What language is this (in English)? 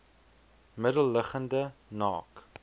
Afrikaans